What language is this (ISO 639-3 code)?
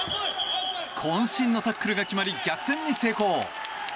jpn